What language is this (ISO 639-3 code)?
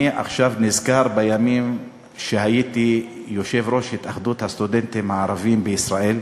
heb